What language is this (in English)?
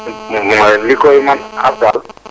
Wolof